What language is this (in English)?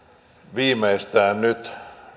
Finnish